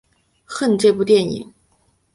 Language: Chinese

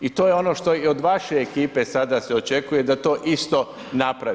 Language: Croatian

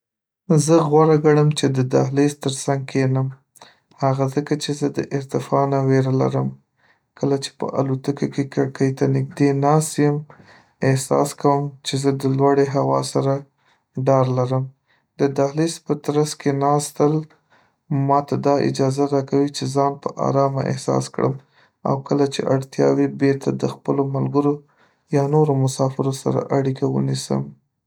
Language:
Pashto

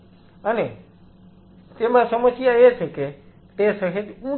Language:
Gujarati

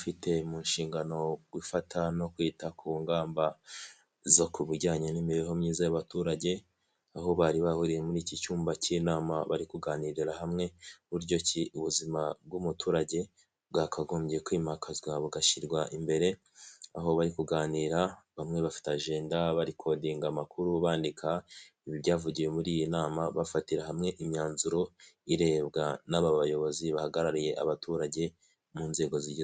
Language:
Kinyarwanda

